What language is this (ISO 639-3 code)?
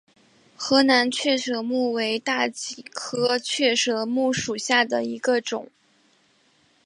zho